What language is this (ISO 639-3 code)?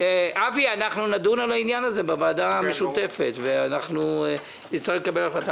heb